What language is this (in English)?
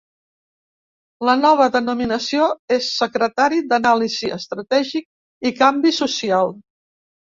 Catalan